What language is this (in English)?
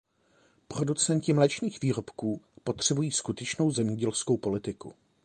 Czech